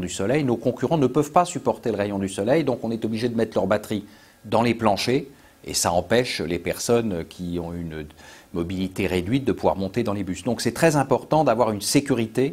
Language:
French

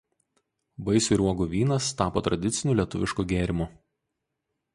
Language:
Lithuanian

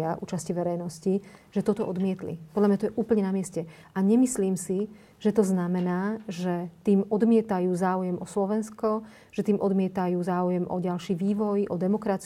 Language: Slovak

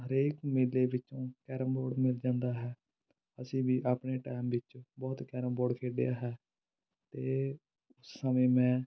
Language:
Punjabi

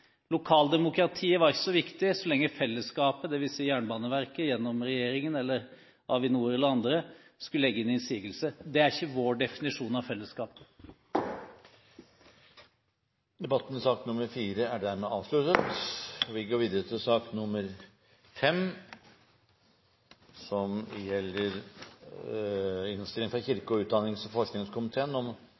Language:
Norwegian Bokmål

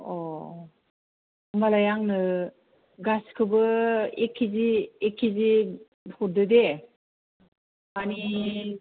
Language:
Bodo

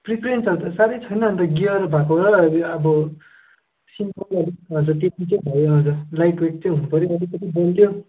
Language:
Nepali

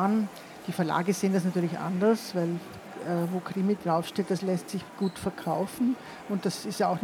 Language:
German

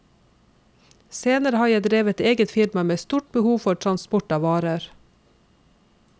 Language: Norwegian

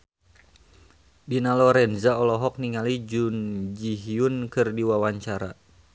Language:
Sundanese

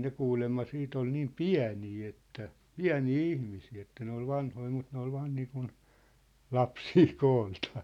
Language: Finnish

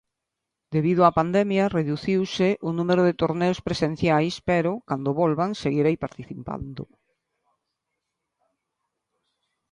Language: Galician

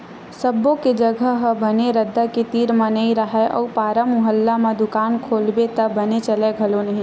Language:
Chhattisgarhi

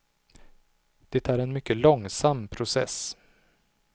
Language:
Swedish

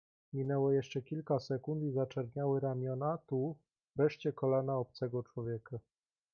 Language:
Polish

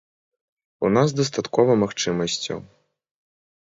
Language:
Belarusian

